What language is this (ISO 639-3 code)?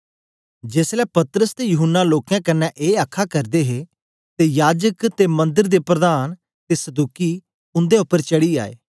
doi